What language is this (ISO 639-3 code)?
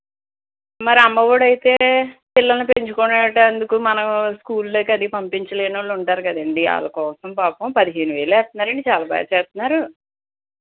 tel